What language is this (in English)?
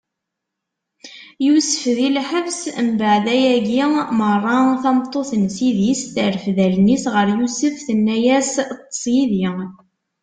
Kabyle